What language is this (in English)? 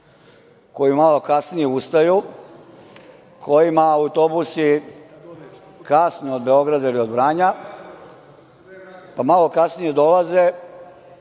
Serbian